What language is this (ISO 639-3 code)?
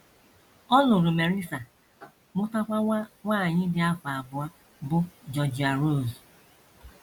ibo